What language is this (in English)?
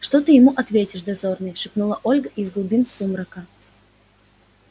Russian